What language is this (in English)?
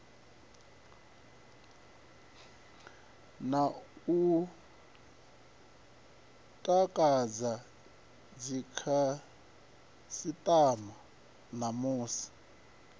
Venda